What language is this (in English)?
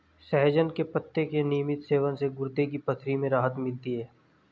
Hindi